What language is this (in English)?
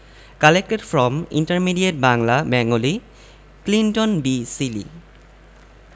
Bangla